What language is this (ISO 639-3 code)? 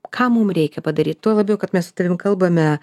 lit